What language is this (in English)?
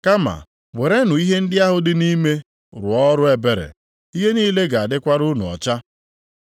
Igbo